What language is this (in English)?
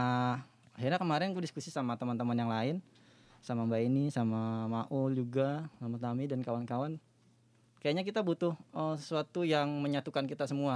Indonesian